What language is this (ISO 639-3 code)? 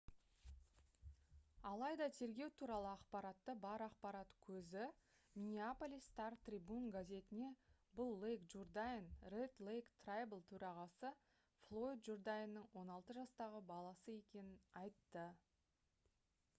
kaz